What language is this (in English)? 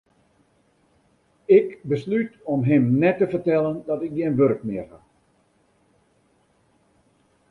Western Frisian